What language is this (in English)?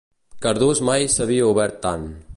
Catalan